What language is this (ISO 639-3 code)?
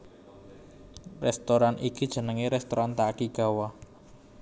jav